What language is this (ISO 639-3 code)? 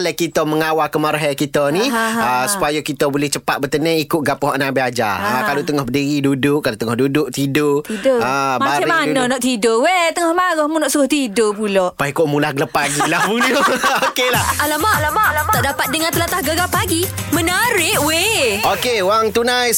msa